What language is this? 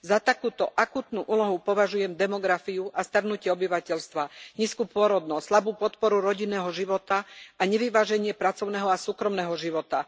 Slovak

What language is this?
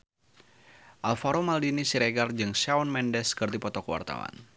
Sundanese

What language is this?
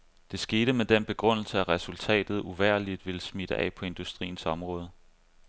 Danish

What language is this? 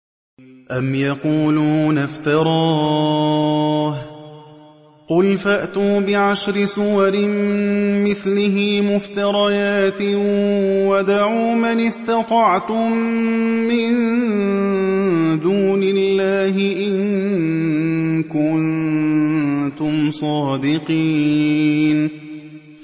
Arabic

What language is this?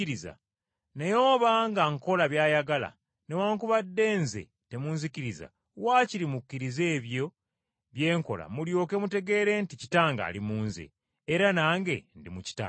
Ganda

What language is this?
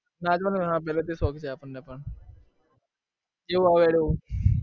Gujarati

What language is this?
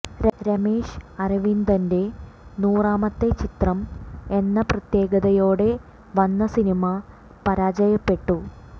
Malayalam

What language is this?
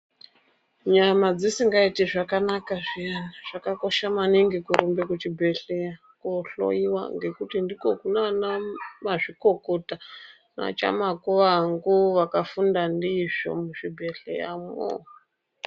Ndau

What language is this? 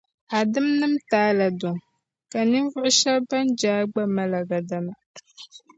Dagbani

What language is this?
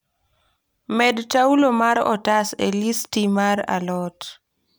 Luo (Kenya and Tanzania)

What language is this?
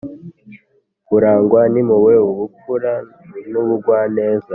Kinyarwanda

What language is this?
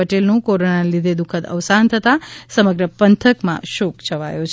Gujarati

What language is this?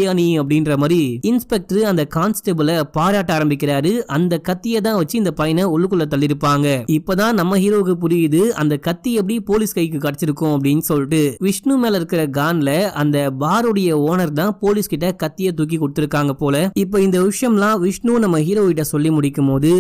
Tamil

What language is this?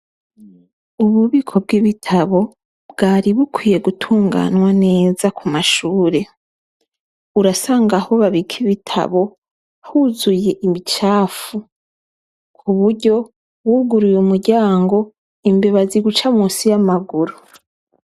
Rundi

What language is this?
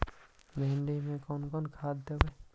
Magahi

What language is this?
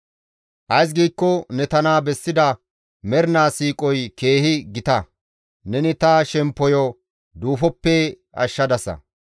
Gamo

